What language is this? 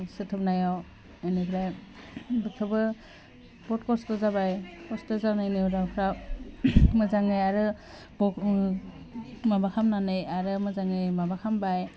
Bodo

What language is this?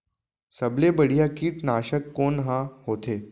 Chhattisgarhi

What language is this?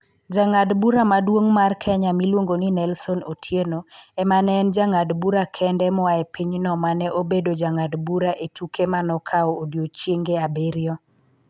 Luo (Kenya and Tanzania)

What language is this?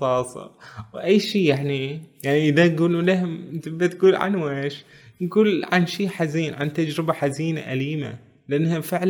Arabic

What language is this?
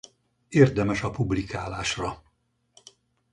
Hungarian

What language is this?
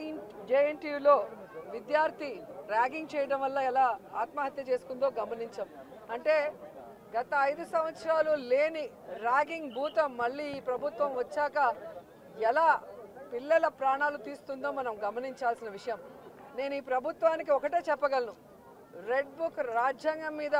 Telugu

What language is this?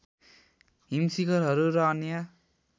Nepali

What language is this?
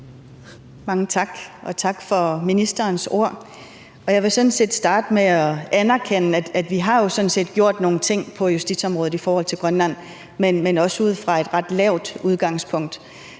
Danish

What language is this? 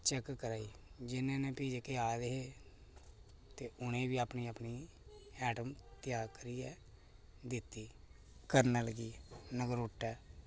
Dogri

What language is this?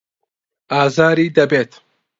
Central Kurdish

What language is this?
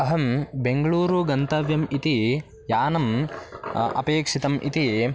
Sanskrit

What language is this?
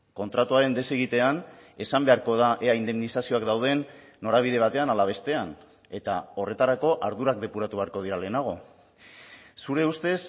Basque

